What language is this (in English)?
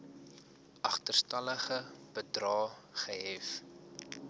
Afrikaans